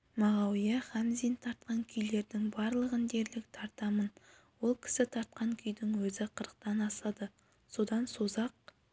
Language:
Kazakh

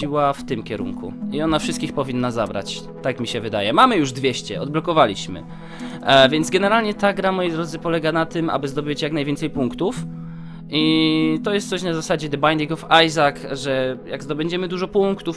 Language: Polish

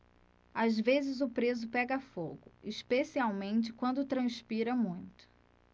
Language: Portuguese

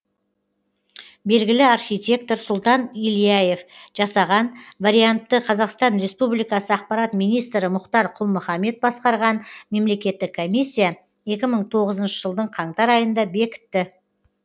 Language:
Kazakh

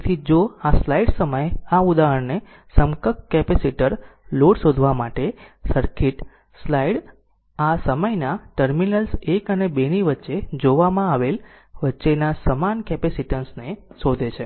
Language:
Gujarati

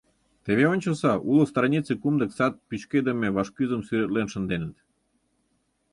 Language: Mari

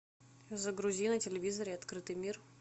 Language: Russian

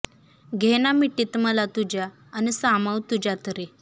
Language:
Marathi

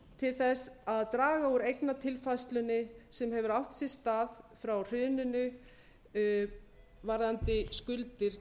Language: Icelandic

